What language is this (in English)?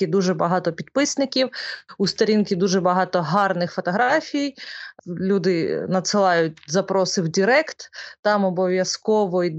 Ukrainian